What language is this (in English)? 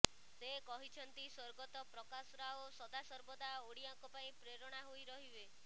Odia